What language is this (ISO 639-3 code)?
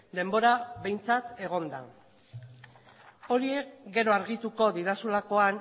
eus